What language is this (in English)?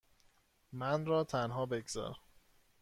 Persian